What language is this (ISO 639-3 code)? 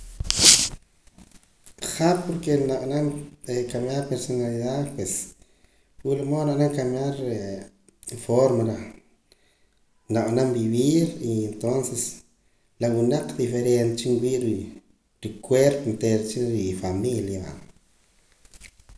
poc